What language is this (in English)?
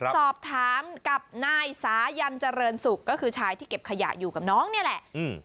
Thai